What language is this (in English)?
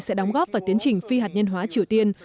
Vietnamese